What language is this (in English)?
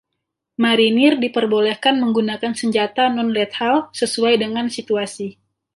Indonesian